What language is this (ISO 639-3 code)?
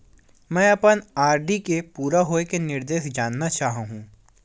hne